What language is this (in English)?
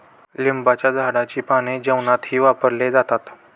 Marathi